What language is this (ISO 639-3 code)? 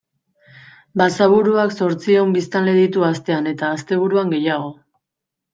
eus